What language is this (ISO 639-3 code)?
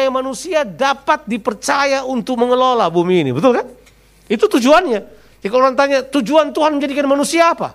ind